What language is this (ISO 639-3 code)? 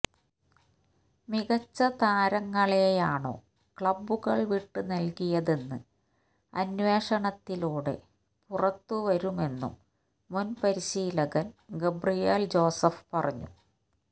mal